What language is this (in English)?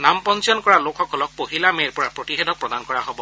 Assamese